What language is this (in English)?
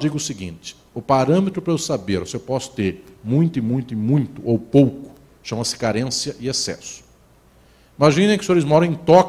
Portuguese